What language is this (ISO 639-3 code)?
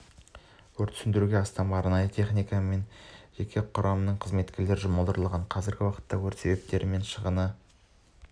kaz